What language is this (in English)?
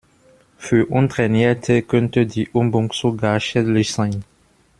German